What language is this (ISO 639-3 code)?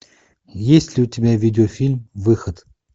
rus